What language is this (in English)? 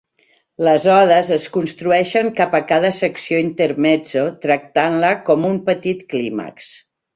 Catalan